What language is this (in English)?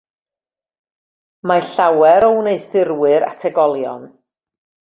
Welsh